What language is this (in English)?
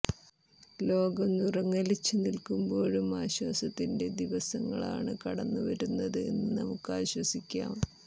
Malayalam